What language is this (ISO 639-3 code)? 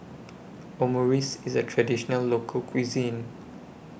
eng